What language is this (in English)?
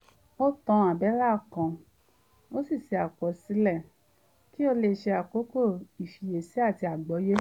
Yoruba